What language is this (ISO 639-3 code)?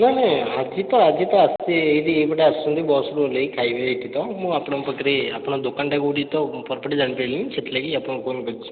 ori